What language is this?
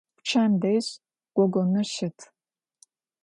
Adyghe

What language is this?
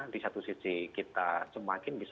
Indonesian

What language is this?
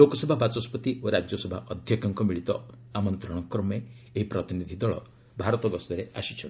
Odia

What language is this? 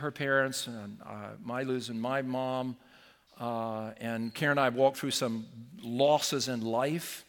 English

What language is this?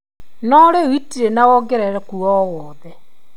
Kikuyu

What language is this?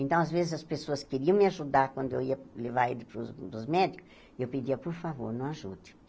Portuguese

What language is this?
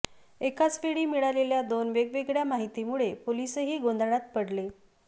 Marathi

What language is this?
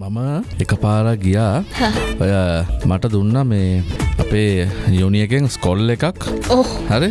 Indonesian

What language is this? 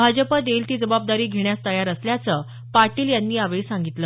Marathi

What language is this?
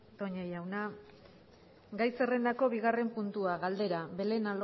Basque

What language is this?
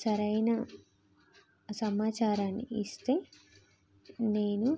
Telugu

